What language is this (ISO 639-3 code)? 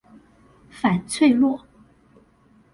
zho